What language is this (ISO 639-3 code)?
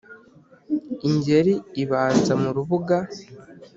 kin